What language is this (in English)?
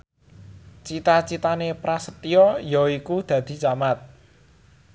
Javanese